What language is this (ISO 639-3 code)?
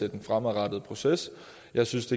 dan